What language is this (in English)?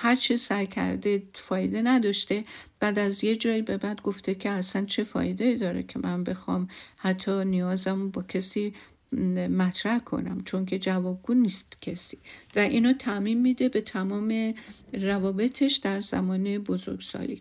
Persian